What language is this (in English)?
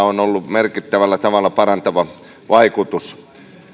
Finnish